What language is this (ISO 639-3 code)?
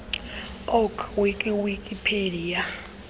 xho